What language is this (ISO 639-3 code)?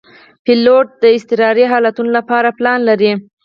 pus